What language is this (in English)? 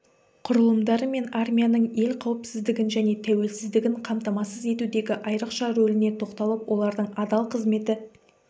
Kazakh